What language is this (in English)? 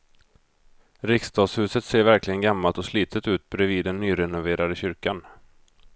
Swedish